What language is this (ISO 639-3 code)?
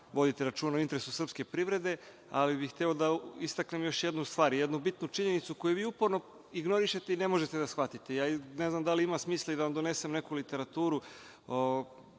srp